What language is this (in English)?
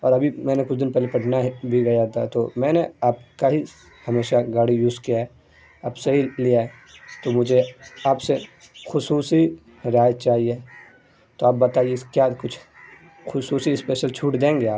Urdu